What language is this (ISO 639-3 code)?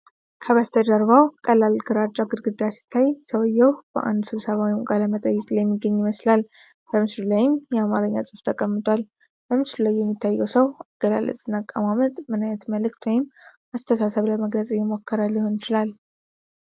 amh